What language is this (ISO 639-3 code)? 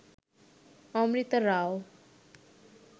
ben